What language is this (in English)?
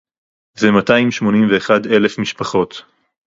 Hebrew